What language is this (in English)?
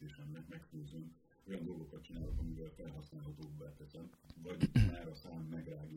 Hungarian